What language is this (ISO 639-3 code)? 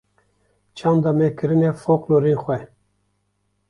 kur